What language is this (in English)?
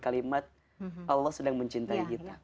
Indonesian